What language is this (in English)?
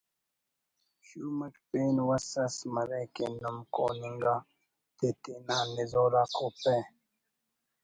Brahui